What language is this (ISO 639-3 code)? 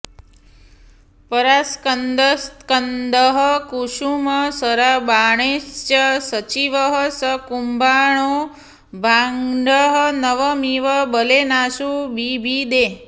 san